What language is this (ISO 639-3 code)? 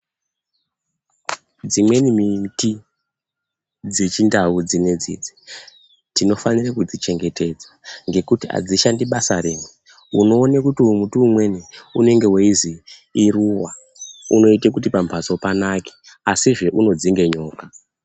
ndc